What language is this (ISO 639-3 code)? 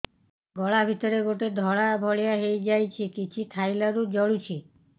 ori